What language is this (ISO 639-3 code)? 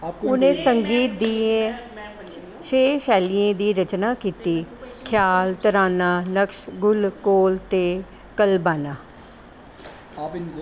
doi